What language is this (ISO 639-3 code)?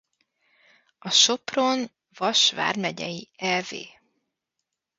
hun